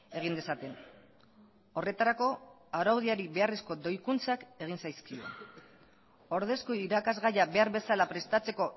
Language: Basque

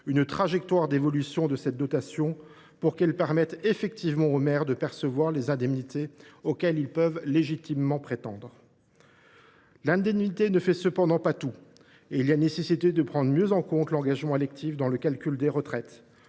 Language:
French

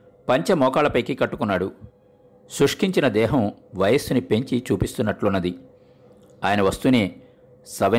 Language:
Telugu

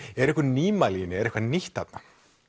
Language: Icelandic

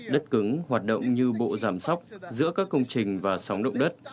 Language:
Vietnamese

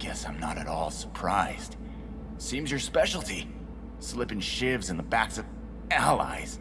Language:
English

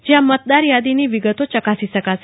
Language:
Gujarati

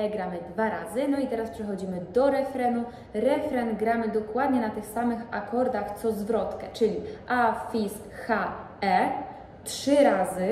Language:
Polish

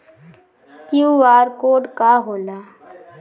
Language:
Bhojpuri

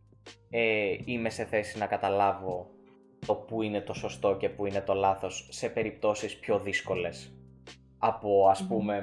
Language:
Greek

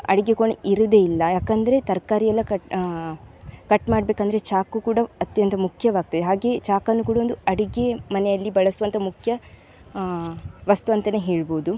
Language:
Kannada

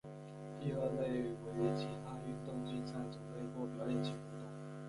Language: Chinese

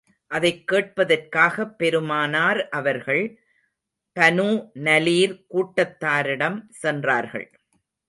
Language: Tamil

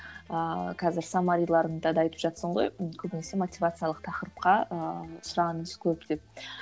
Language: Kazakh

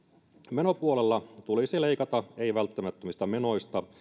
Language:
Finnish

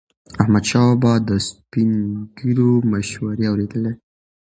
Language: Pashto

